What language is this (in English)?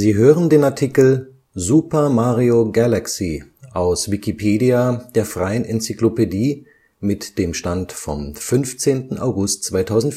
German